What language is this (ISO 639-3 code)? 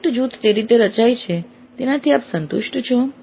guj